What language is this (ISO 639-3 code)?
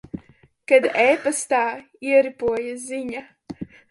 lav